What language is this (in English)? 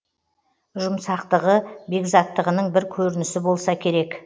Kazakh